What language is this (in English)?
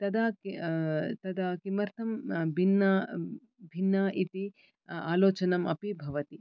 Sanskrit